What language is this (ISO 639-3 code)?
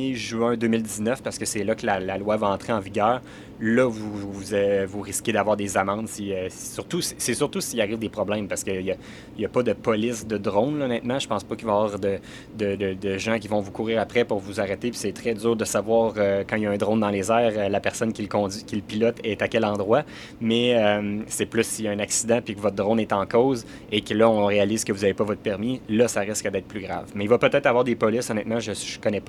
fra